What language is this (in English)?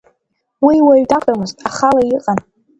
Abkhazian